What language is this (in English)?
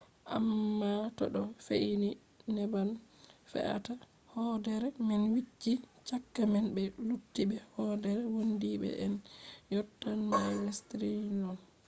Fula